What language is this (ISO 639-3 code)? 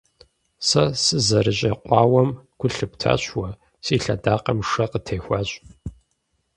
kbd